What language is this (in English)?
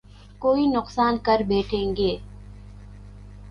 Urdu